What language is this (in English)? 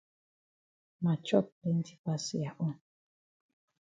Cameroon Pidgin